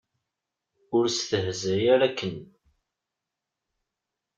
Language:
Kabyle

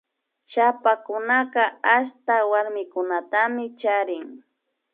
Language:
Imbabura Highland Quichua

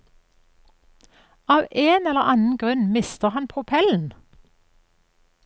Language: Norwegian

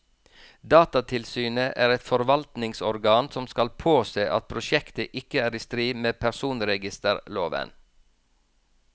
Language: Norwegian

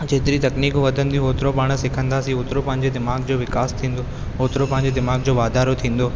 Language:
Sindhi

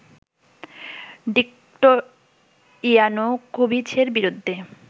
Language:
Bangla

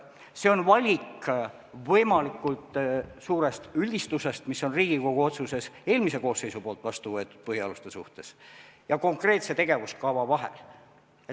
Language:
Estonian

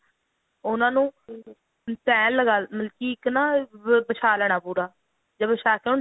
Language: Punjabi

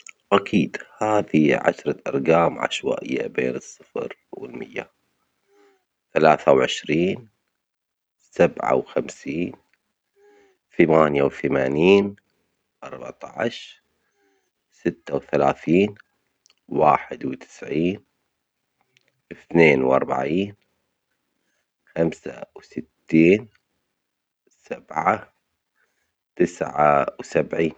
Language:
Omani Arabic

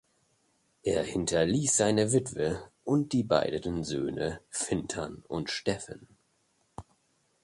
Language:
German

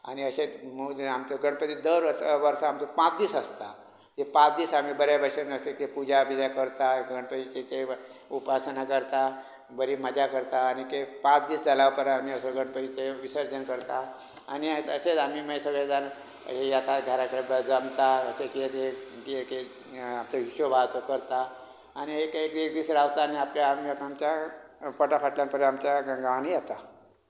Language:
Konkani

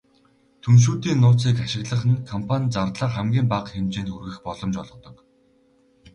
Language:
Mongolian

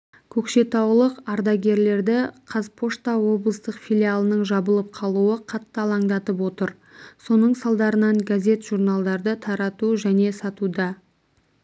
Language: Kazakh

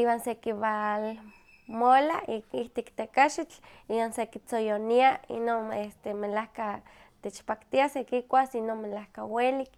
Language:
Huaxcaleca Nahuatl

